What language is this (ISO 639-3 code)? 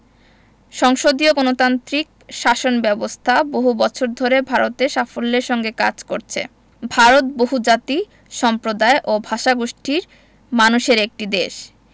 ben